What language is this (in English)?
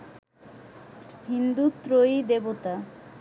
Bangla